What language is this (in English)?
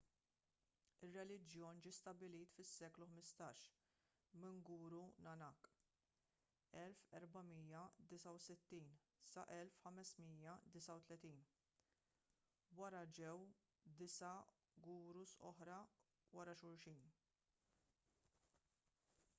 Maltese